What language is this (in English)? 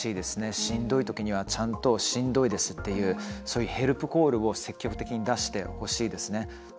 Japanese